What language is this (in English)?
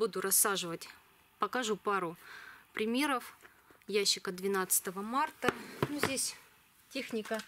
Russian